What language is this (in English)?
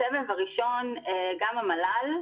Hebrew